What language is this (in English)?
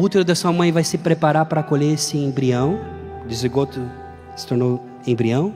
Portuguese